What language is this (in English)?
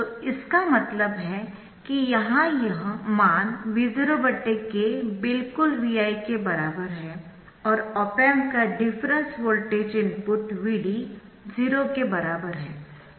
Hindi